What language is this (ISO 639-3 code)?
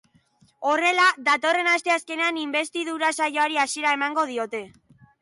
eus